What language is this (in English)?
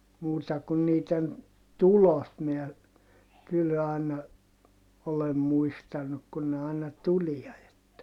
Finnish